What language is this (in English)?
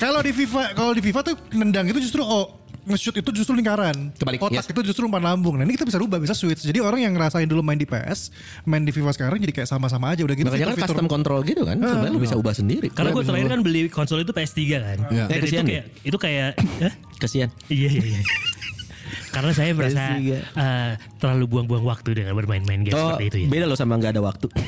Indonesian